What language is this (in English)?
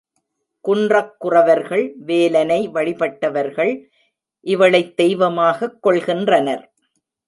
Tamil